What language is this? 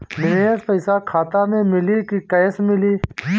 Bhojpuri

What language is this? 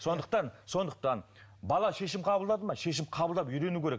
Kazakh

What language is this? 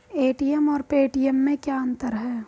Hindi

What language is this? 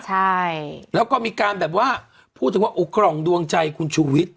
Thai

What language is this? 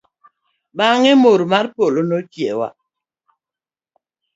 Luo (Kenya and Tanzania)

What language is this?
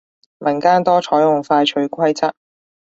Cantonese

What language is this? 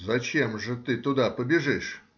Russian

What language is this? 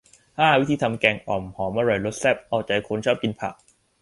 Thai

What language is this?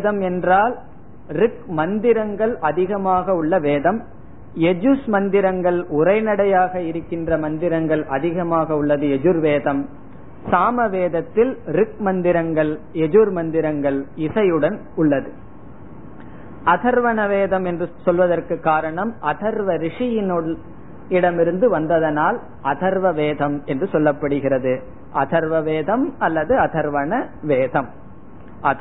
Tamil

